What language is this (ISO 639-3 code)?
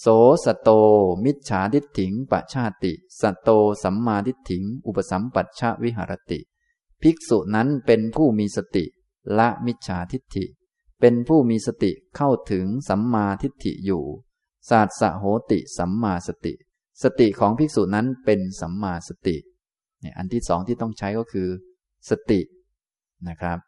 tha